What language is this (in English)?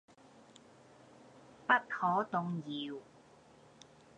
Cantonese